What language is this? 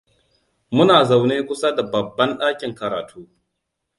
Hausa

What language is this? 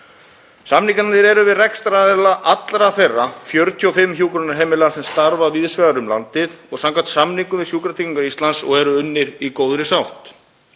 Icelandic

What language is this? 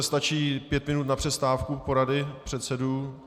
Czech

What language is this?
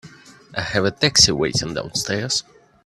English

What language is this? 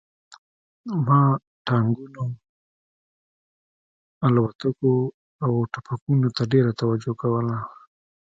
Pashto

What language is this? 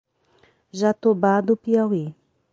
Portuguese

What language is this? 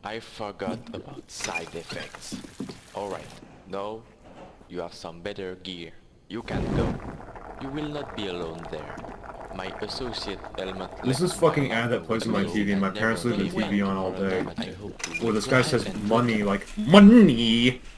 English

